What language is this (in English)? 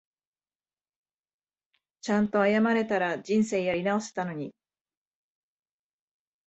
Japanese